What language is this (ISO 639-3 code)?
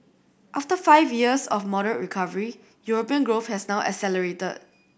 eng